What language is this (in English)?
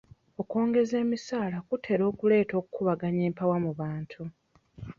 Ganda